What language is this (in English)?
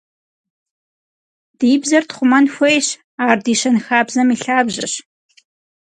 Kabardian